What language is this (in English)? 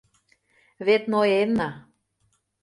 Mari